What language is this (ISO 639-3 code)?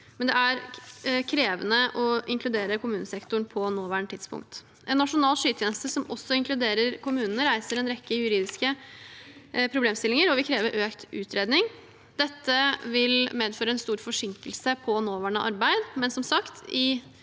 nor